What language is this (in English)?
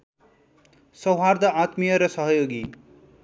Nepali